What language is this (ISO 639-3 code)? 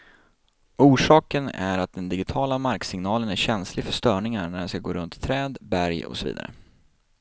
swe